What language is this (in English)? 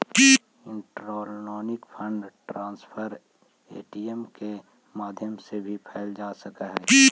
Magahi